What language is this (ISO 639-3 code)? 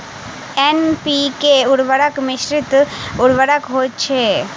mai